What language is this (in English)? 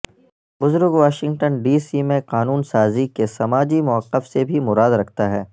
Urdu